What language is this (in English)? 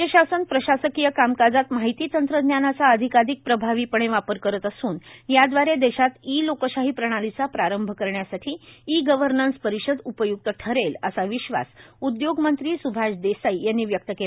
Marathi